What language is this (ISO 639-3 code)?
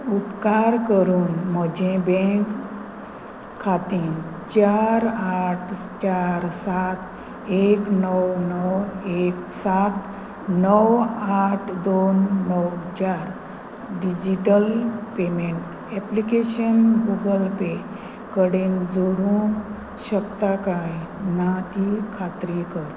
kok